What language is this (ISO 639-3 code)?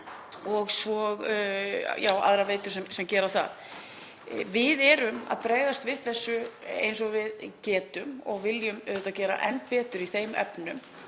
isl